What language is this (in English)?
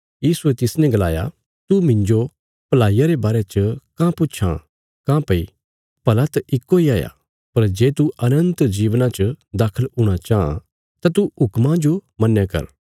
Bilaspuri